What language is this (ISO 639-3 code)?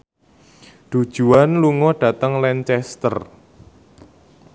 jav